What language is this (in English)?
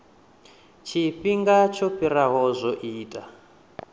Venda